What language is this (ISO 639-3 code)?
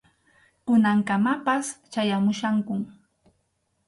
qxu